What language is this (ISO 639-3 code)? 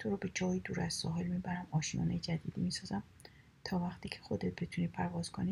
fas